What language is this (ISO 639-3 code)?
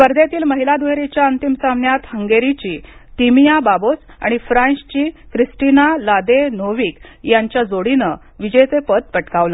mar